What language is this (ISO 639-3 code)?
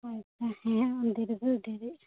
sat